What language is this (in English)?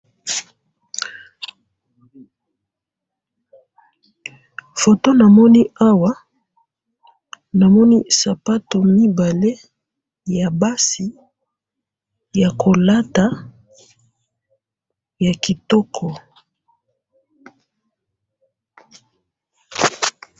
Lingala